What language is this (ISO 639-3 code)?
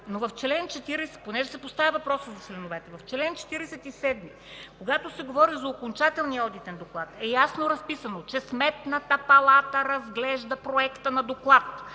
bul